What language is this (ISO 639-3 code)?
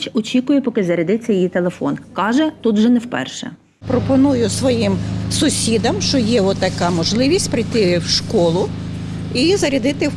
ukr